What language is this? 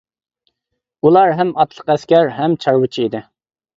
Uyghur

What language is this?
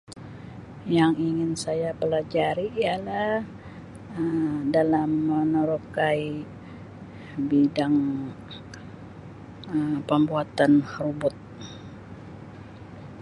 Sabah Malay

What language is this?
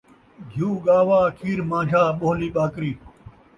Saraiki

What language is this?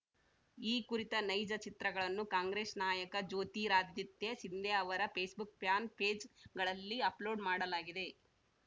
Kannada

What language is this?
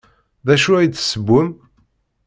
Kabyle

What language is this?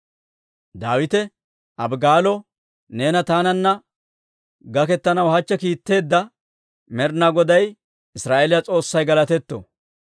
Dawro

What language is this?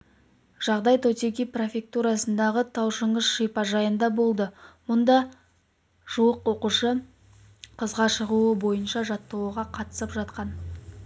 Kazakh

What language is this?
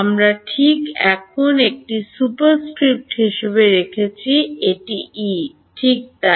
Bangla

